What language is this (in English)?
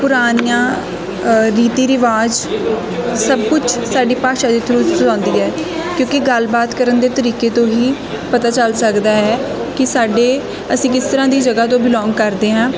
Punjabi